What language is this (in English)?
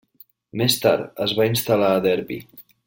Catalan